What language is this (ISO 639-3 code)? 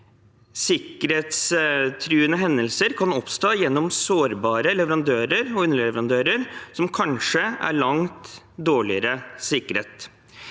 nor